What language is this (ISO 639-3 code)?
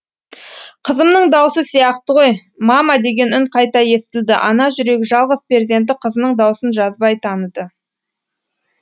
kaz